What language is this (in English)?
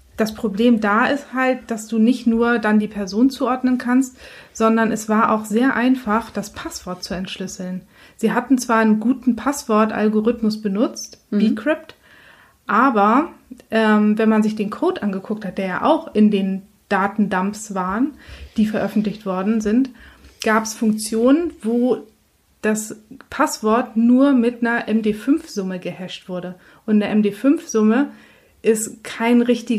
German